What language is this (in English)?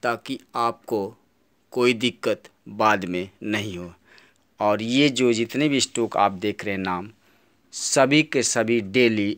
Hindi